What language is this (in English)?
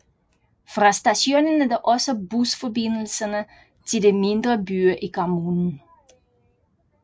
Danish